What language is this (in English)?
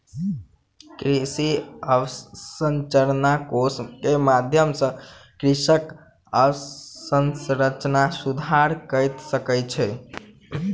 Maithili